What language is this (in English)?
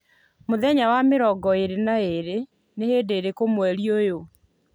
Kikuyu